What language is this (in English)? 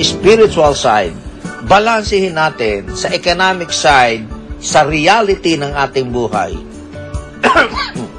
Filipino